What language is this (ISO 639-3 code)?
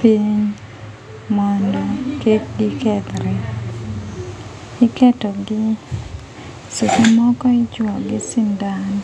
luo